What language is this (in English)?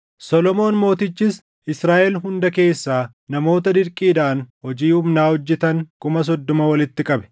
Oromo